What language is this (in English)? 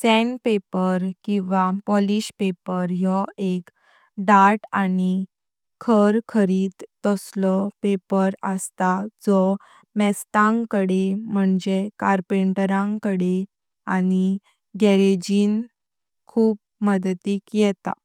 Konkani